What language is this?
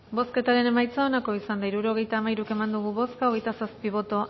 Basque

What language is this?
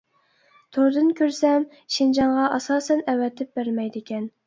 Uyghur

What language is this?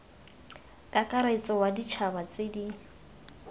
Tswana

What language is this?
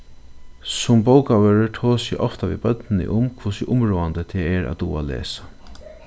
Faroese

